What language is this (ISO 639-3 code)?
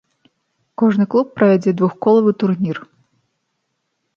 bel